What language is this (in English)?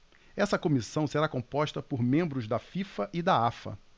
Portuguese